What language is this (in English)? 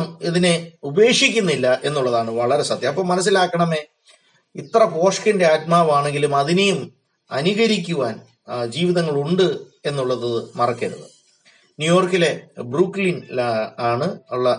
Malayalam